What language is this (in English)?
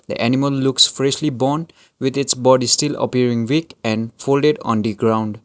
English